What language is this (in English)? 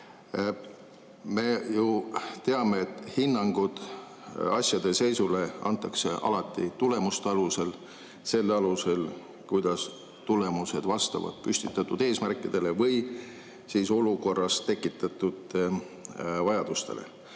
Estonian